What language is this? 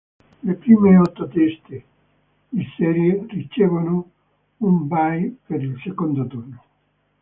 Italian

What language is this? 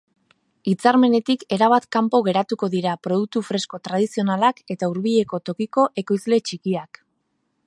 Basque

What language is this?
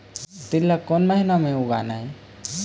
Chhattisgarhi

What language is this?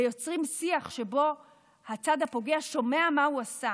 Hebrew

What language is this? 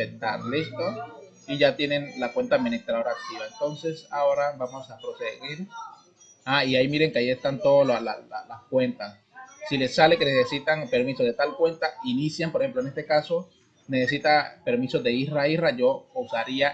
Spanish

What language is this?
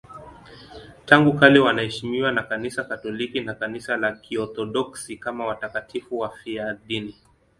Swahili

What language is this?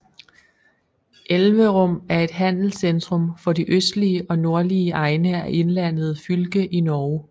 Danish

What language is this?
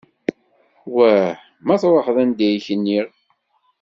Kabyle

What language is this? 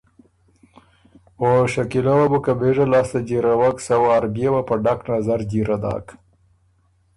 Ormuri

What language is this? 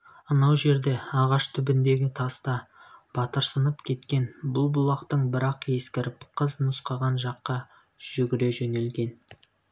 Kazakh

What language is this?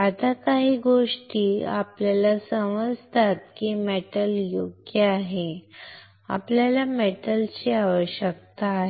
Marathi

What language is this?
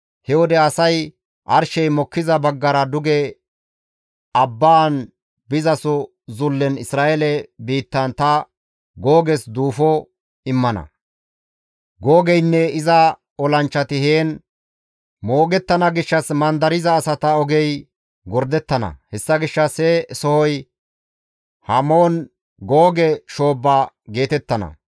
Gamo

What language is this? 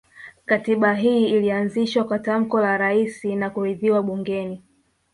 Swahili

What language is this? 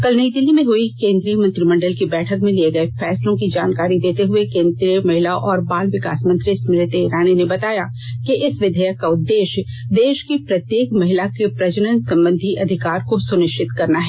Hindi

